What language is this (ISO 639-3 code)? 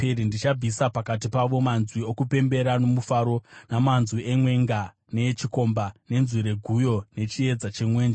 sna